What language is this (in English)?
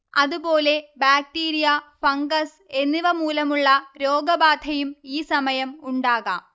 Malayalam